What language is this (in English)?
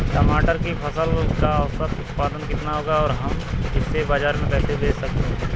Hindi